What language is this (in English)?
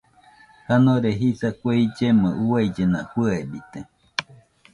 Nüpode Huitoto